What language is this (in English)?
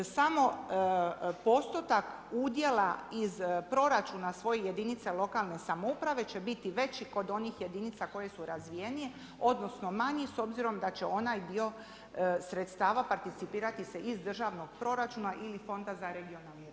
Croatian